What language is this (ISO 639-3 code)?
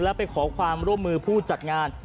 tha